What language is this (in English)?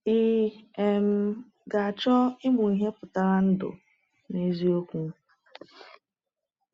Igbo